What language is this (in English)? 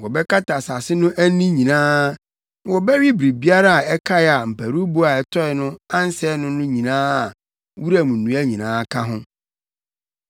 Akan